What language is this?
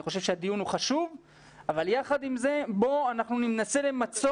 Hebrew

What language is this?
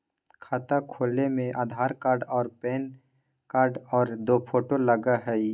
Magahi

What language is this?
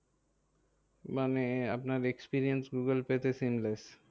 Bangla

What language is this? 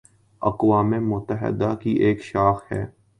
Urdu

